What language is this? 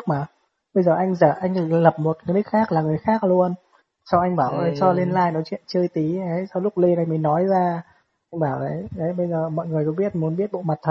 Vietnamese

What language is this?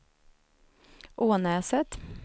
Swedish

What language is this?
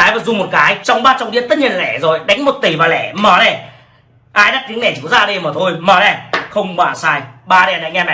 Vietnamese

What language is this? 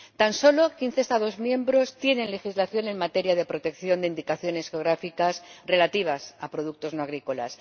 Spanish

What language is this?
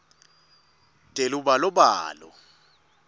Swati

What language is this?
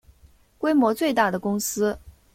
Chinese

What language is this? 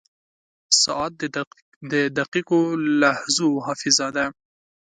Pashto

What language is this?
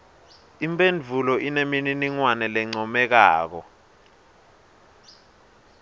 Swati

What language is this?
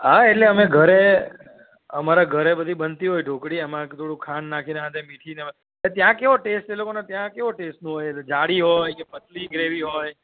Gujarati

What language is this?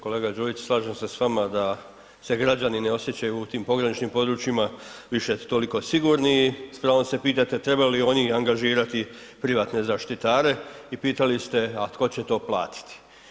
Croatian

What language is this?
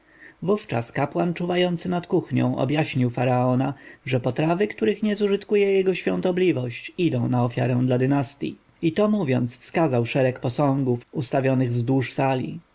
Polish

